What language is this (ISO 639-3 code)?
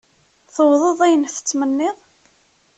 kab